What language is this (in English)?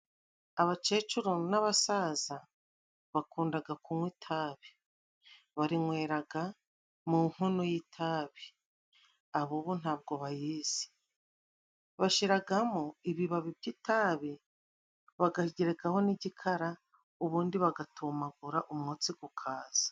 Kinyarwanda